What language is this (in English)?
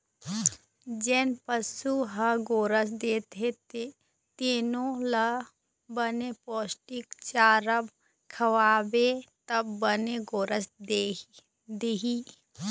Chhattisgarhi